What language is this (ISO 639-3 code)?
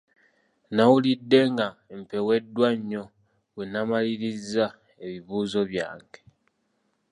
lug